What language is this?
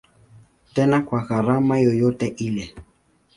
Swahili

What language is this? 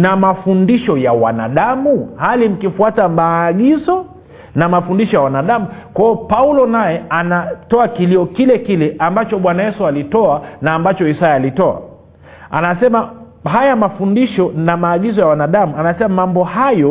Swahili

